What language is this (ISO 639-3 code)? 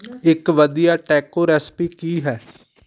pan